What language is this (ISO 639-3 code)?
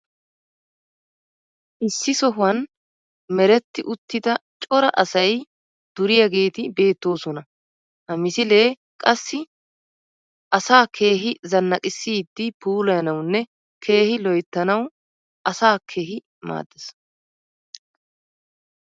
wal